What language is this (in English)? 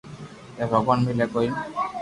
Loarki